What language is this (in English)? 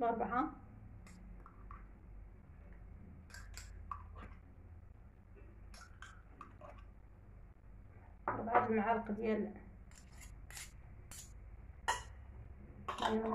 Arabic